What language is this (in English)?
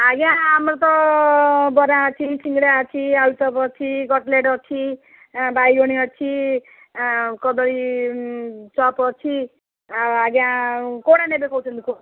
Odia